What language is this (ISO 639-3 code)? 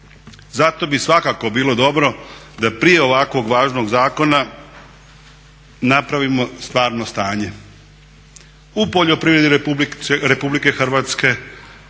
hrv